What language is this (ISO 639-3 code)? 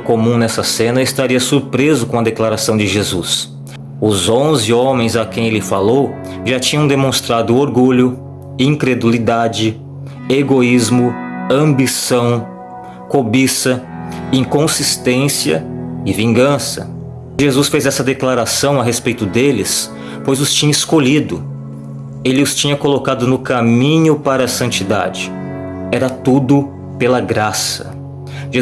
por